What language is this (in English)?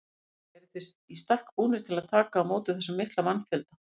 Icelandic